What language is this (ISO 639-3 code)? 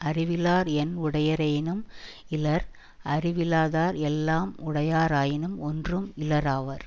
tam